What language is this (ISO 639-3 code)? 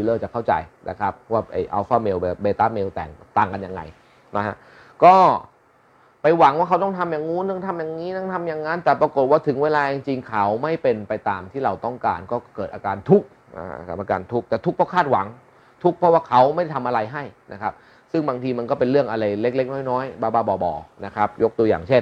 tha